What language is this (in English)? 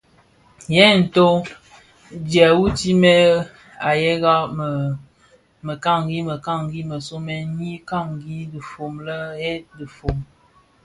Bafia